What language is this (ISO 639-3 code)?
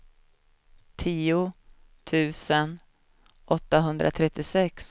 swe